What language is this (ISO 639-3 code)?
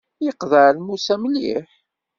kab